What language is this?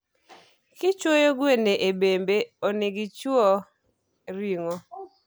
Luo (Kenya and Tanzania)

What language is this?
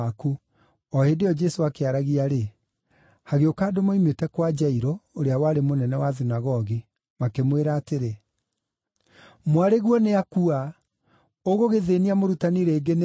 Kikuyu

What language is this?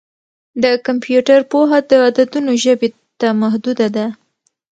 Pashto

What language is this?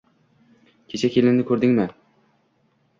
Uzbek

